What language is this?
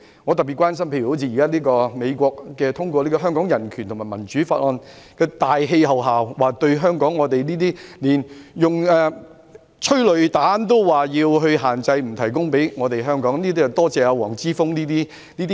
Cantonese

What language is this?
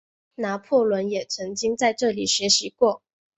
Chinese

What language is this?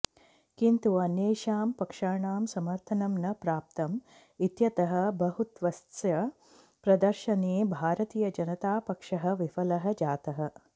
Sanskrit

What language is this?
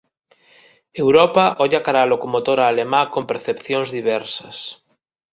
Galician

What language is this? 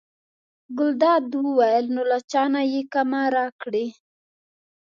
Pashto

